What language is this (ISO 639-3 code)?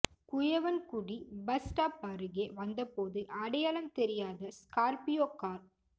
tam